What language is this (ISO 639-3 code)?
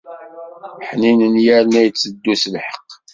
kab